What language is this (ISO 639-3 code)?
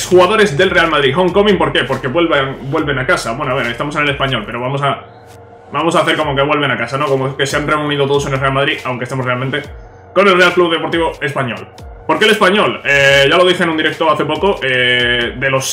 spa